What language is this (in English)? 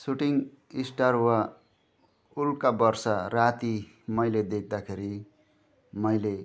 Nepali